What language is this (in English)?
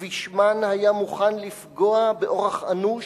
Hebrew